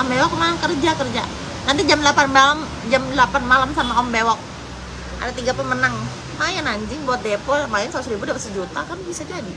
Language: Indonesian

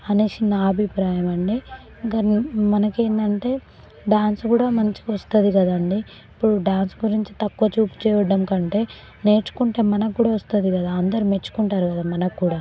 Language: Telugu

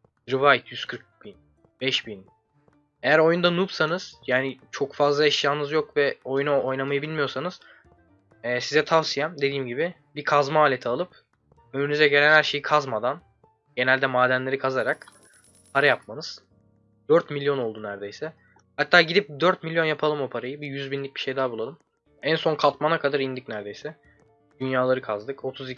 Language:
Turkish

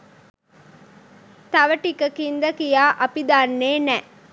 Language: Sinhala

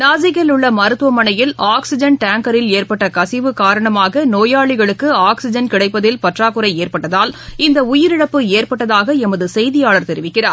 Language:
Tamil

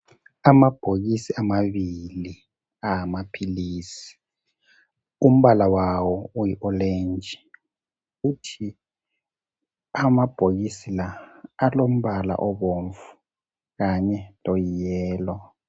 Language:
North Ndebele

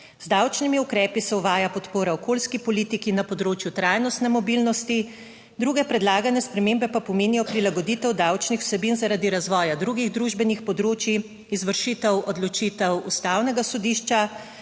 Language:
Slovenian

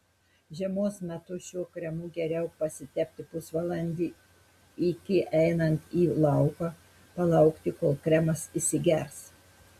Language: Lithuanian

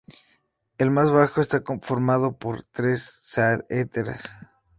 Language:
Spanish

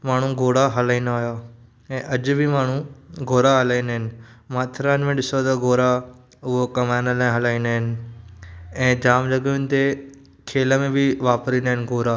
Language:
Sindhi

